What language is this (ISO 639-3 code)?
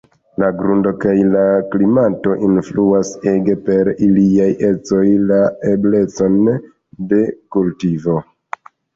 epo